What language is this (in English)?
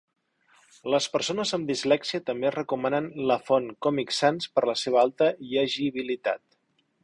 Catalan